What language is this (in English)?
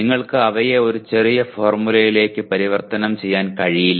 Malayalam